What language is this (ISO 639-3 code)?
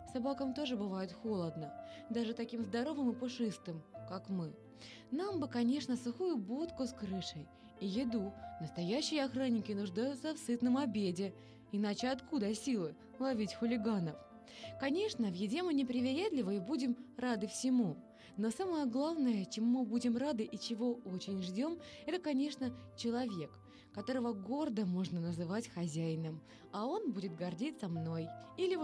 rus